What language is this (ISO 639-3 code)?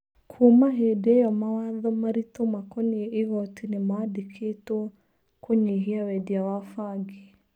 kik